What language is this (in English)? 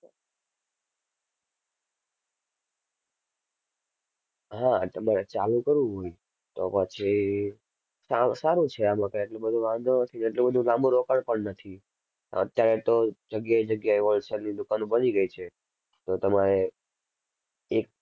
Gujarati